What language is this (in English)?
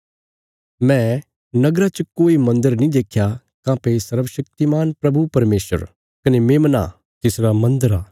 Bilaspuri